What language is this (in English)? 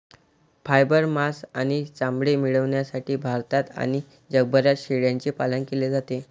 Marathi